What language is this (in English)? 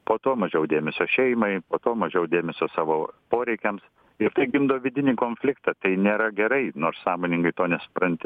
Lithuanian